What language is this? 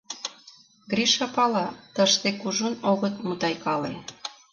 Mari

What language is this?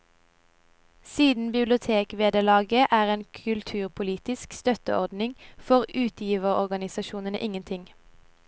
Norwegian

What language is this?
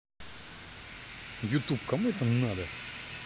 Russian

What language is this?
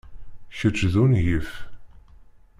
Kabyle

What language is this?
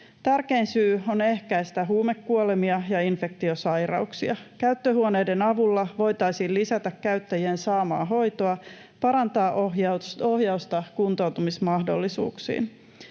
Finnish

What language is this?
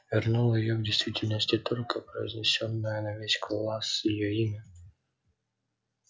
Russian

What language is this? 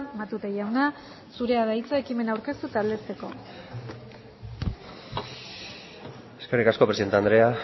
Basque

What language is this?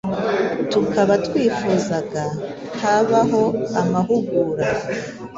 Kinyarwanda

